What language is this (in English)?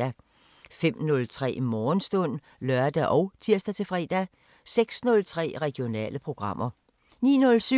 Danish